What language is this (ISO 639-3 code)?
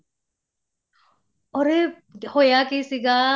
pan